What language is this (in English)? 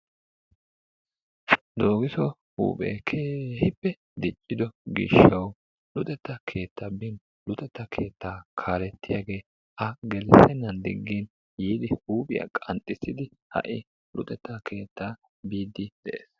Wolaytta